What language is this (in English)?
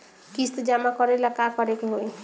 Bhojpuri